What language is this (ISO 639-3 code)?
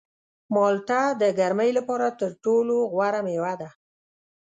pus